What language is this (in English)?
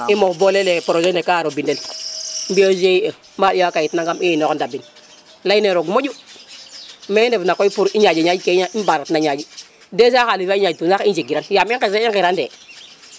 Serer